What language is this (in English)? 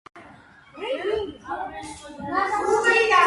Georgian